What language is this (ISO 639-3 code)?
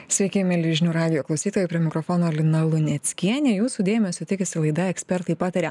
lit